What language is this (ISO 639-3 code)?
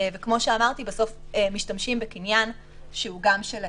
heb